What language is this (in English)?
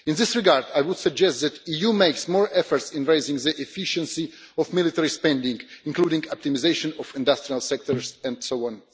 English